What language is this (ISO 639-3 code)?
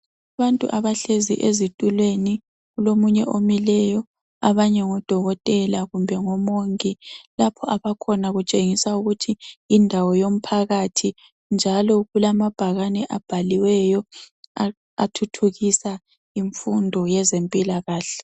nde